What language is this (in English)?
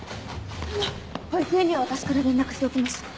Japanese